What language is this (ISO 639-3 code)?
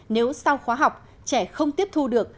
vie